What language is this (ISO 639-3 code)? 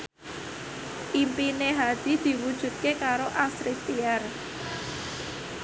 jav